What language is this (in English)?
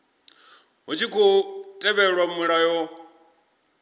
Venda